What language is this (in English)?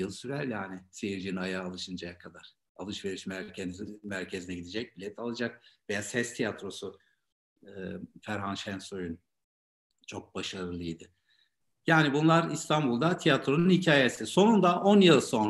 Turkish